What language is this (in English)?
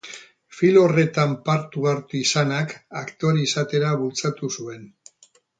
Basque